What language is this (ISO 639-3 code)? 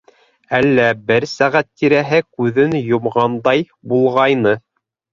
bak